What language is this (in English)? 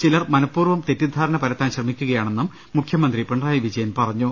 Malayalam